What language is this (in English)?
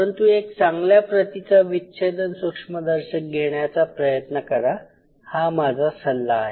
Marathi